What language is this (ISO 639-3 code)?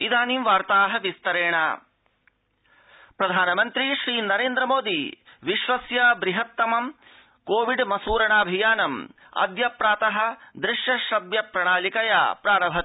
san